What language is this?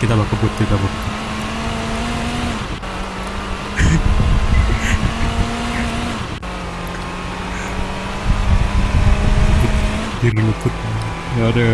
Indonesian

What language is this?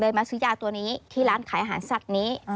Thai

